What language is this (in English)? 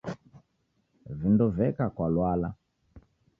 Taita